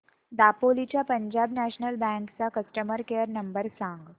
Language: Marathi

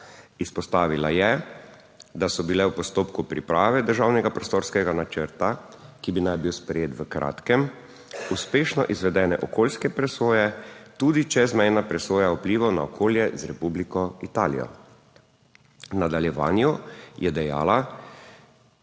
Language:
Slovenian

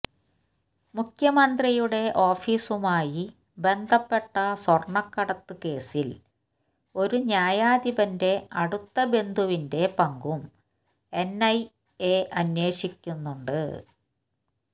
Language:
Malayalam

